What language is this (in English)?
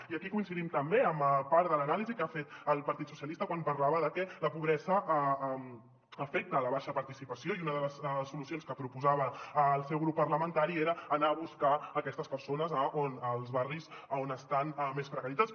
Catalan